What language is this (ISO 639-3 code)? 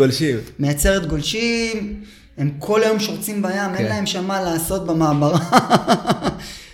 heb